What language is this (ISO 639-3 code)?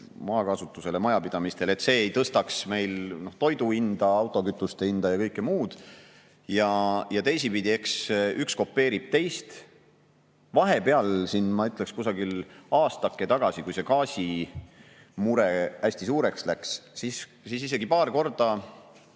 est